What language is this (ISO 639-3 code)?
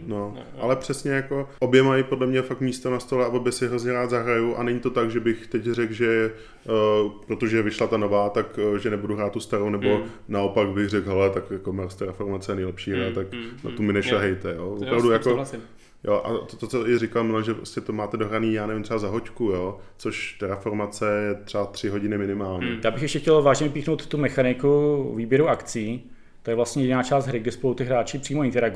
ces